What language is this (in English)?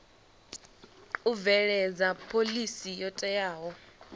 Venda